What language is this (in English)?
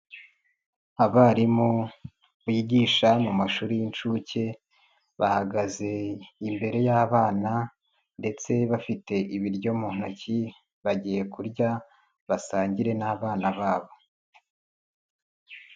Kinyarwanda